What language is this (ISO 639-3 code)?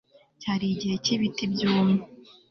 kin